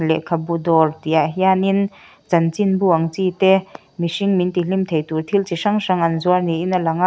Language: Mizo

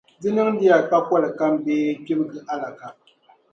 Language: Dagbani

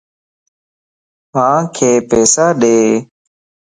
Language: Lasi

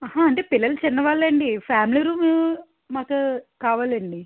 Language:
Telugu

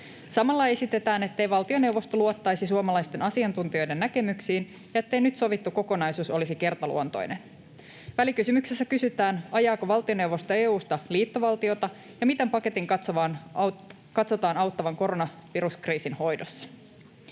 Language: Finnish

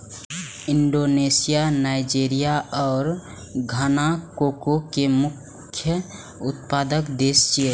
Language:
Maithili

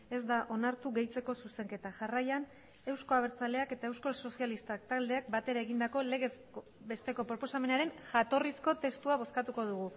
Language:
Basque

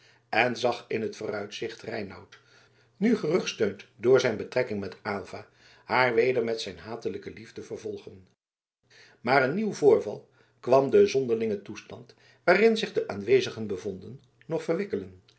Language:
Dutch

